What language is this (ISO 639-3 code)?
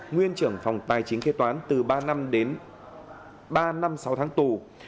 vie